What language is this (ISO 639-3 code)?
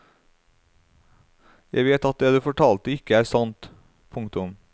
nor